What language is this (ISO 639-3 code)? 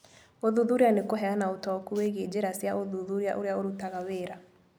kik